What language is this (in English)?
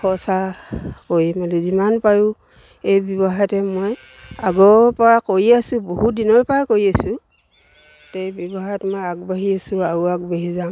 Assamese